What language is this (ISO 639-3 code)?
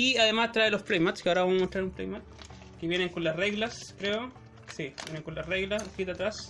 spa